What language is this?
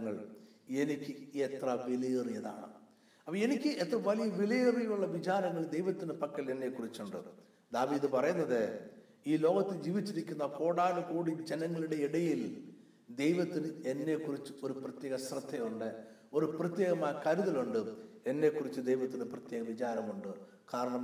Malayalam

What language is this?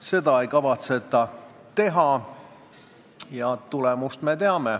Estonian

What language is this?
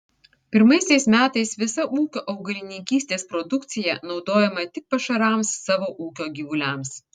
Lithuanian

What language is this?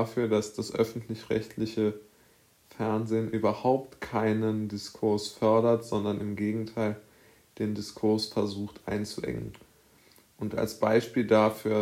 German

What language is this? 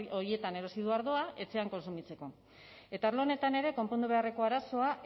Basque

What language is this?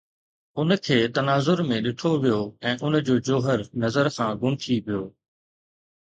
Sindhi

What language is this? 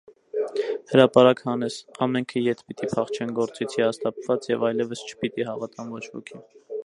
Armenian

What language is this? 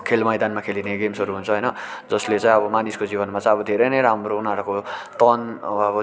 Nepali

